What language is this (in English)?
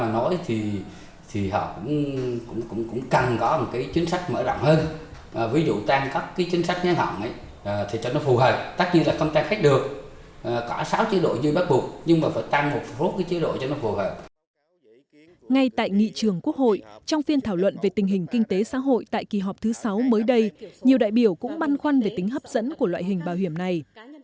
Vietnamese